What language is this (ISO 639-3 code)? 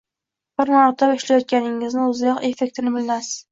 uzb